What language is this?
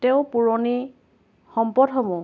Assamese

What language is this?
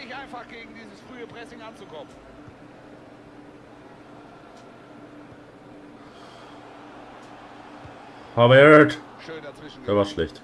German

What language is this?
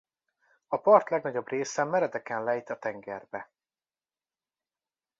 Hungarian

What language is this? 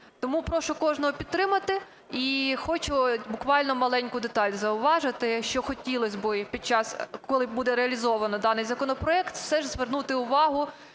Ukrainian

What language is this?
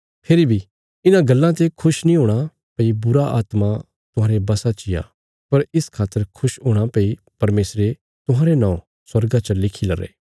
Bilaspuri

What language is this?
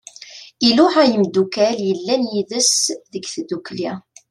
Kabyle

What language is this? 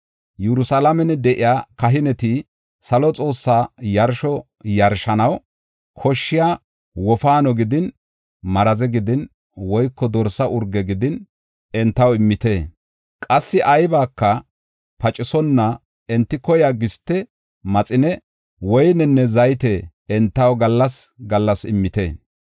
Gofa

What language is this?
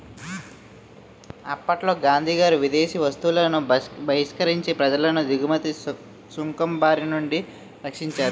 Telugu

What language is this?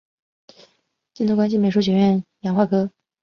Chinese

